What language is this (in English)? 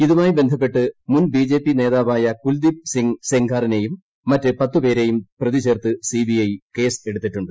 Malayalam